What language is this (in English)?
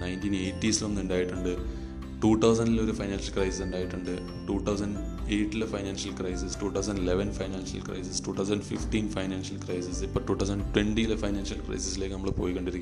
Malayalam